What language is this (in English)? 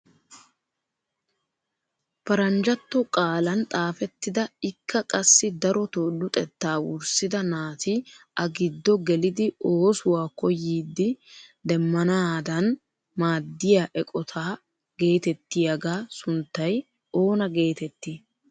Wolaytta